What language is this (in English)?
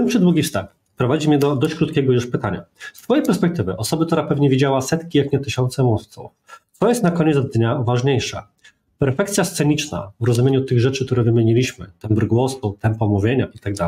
Polish